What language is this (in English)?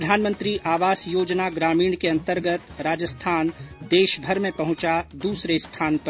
Hindi